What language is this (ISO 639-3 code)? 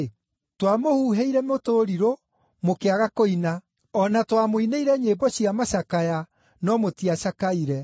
kik